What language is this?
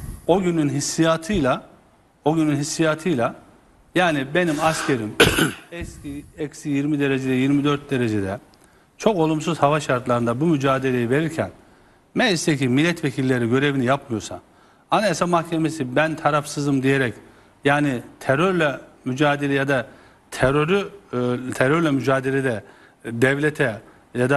Turkish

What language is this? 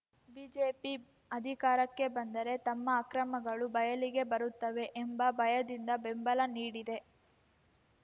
Kannada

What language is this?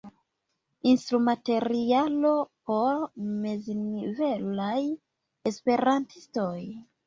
Esperanto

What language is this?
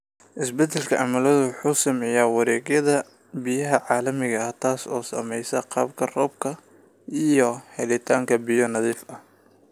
Somali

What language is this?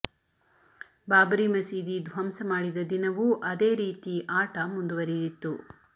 Kannada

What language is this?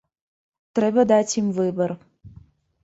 Belarusian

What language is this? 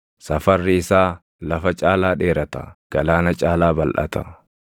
Oromo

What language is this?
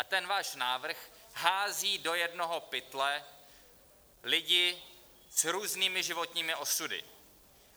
Czech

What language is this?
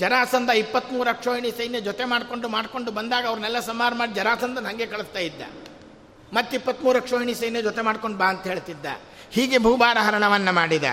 Kannada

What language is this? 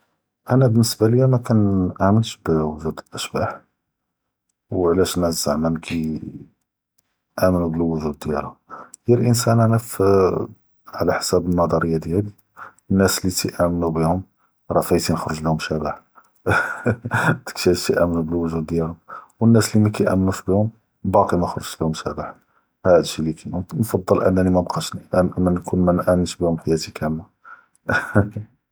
Judeo-Arabic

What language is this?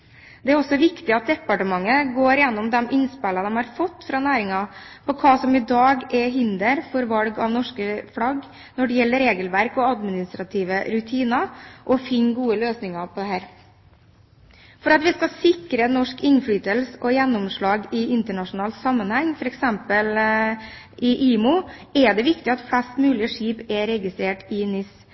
Norwegian Bokmål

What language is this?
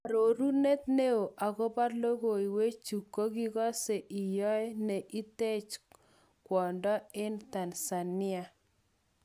Kalenjin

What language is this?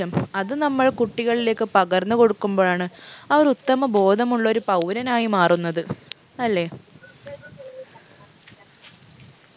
Malayalam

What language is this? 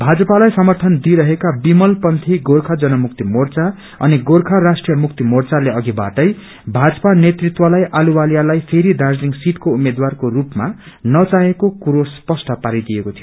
Nepali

